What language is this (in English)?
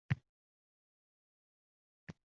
Uzbek